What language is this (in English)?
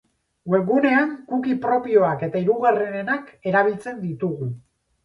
Basque